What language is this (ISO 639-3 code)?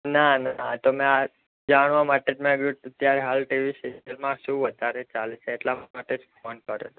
guj